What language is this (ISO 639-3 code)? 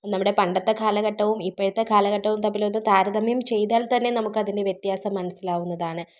mal